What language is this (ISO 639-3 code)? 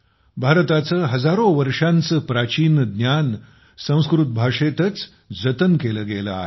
mar